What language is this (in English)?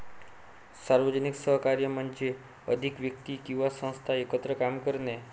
Marathi